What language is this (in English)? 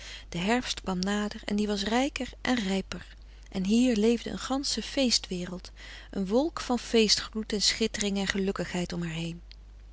Dutch